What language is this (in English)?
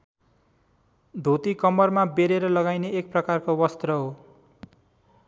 Nepali